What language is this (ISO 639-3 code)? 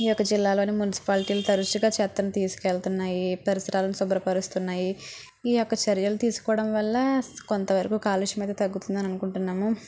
tel